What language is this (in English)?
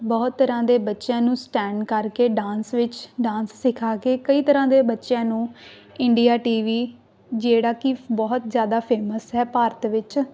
Punjabi